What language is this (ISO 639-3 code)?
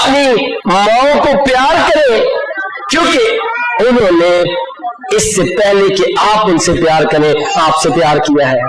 urd